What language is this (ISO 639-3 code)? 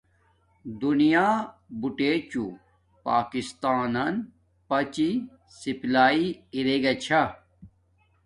dmk